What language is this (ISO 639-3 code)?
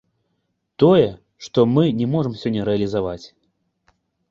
bel